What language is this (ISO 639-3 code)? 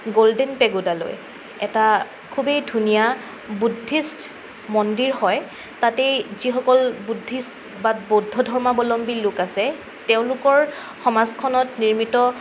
asm